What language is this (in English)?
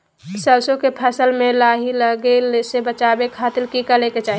Magahi